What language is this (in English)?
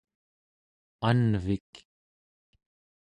Central Yupik